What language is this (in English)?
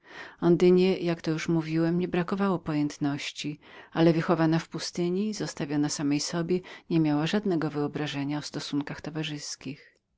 Polish